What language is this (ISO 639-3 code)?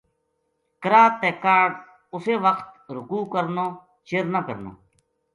gju